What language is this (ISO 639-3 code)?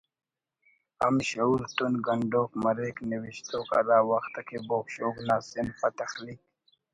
brh